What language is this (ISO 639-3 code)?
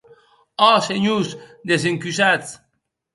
oci